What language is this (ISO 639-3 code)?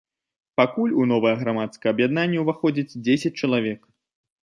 bel